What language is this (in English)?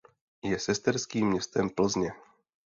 Czech